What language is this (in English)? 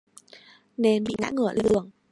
Vietnamese